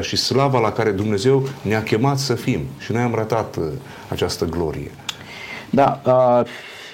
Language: Romanian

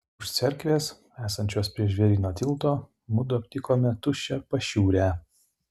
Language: Lithuanian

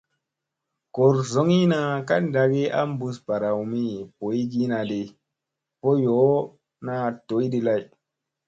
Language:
Musey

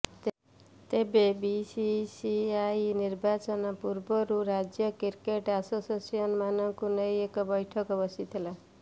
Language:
Odia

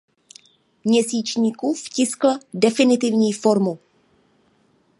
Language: Czech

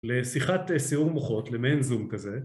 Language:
Hebrew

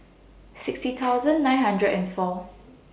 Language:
English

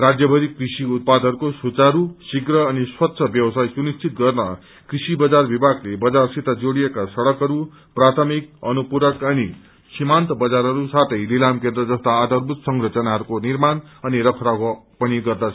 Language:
Nepali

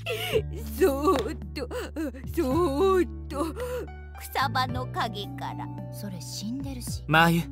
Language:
Japanese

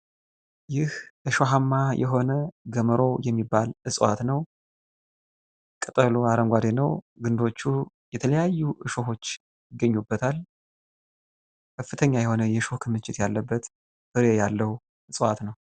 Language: Amharic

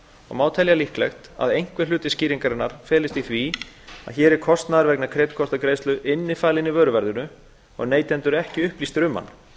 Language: Icelandic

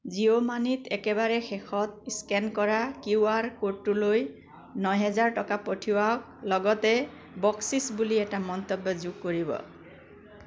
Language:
Assamese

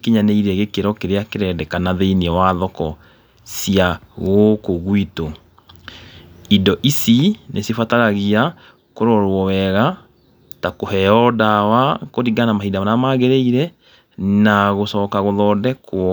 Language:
Kikuyu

